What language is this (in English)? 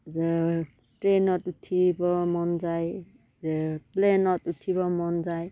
Assamese